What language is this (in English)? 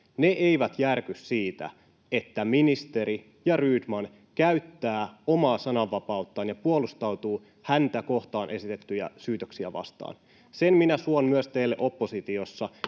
Finnish